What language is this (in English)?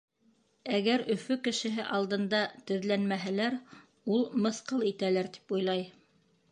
Bashkir